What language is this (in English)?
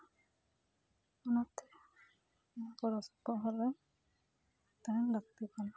Santali